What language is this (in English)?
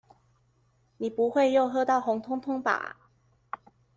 Chinese